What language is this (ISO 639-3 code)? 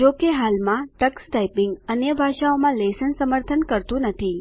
guj